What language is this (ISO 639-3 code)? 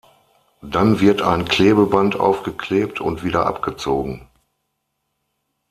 deu